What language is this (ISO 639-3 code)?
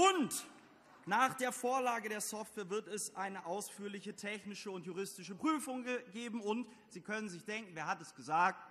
deu